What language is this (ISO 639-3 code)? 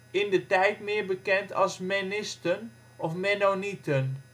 nld